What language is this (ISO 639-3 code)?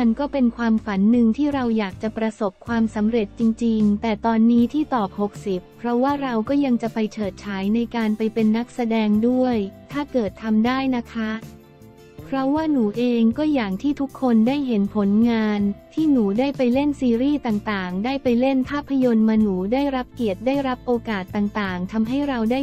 tha